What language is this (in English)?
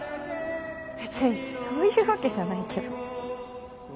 Japanese